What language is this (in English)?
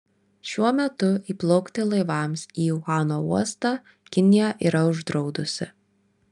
Lithuanian